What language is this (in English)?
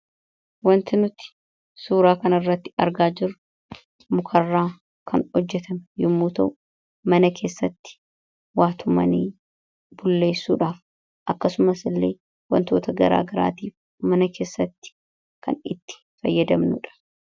Oromo